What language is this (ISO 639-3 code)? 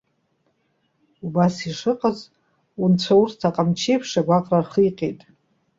abk